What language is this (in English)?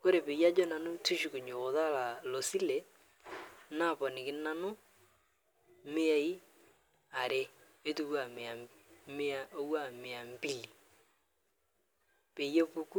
Masai